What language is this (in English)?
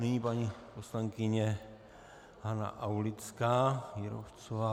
Czech